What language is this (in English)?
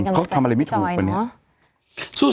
Thai